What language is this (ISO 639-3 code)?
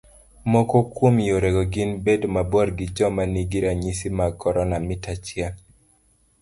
luo